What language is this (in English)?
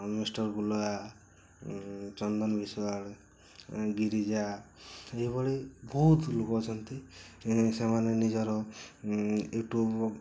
Odia